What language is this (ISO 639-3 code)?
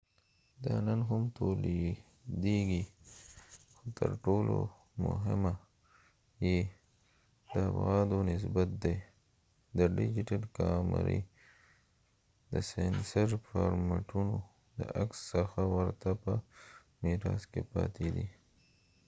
pus